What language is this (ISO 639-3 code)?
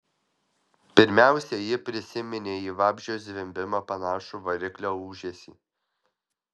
lit